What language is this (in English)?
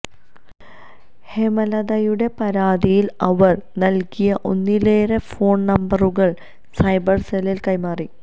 Malayalam